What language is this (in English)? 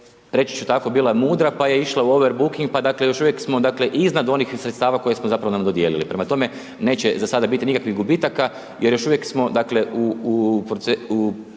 Croatian